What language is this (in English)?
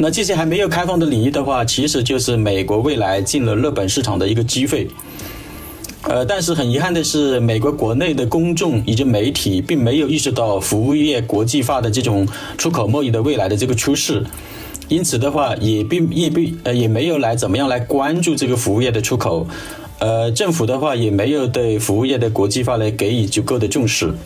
Chinese